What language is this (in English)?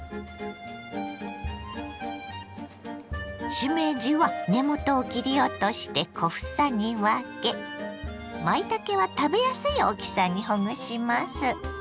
Japanese